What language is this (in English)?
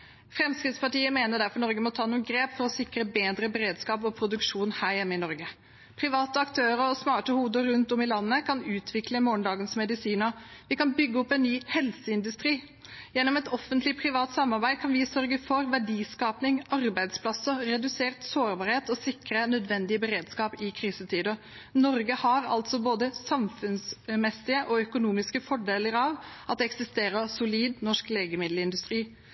Norwegian Bokmål